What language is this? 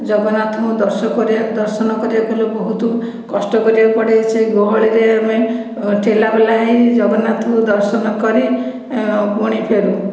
Odia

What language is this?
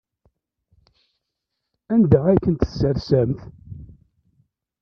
Kabyle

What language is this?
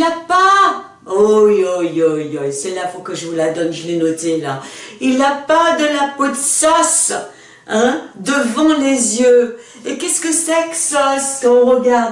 French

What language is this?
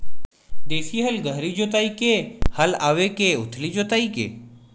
Chhattisgarhi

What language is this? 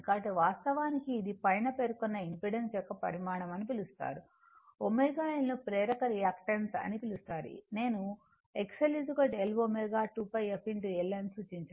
Telugu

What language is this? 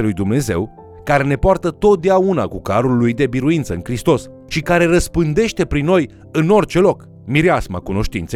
Romanian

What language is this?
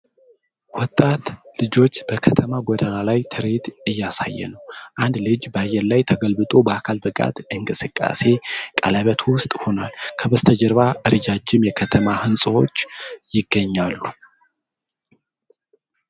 Amharic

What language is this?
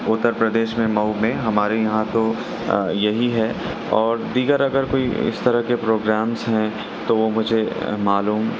Urdu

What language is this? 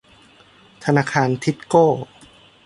Thai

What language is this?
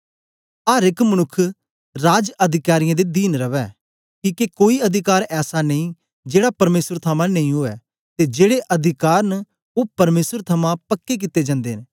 Dogri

